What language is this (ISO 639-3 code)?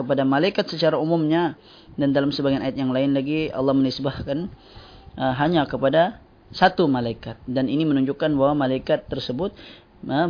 msa